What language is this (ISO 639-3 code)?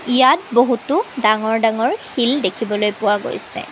asm